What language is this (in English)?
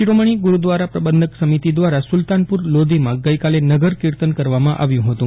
Gujarati